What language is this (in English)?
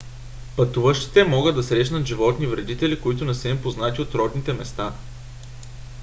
Bulgarian